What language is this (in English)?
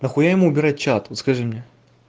Russian